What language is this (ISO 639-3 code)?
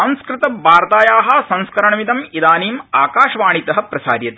san